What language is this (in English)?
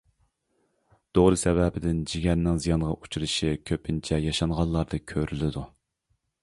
Uyghur